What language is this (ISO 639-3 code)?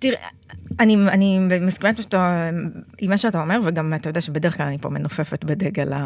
heb